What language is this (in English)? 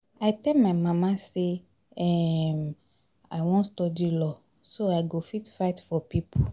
Nigerian Pidgin